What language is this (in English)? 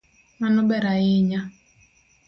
Luo (Kenya and Tanzania)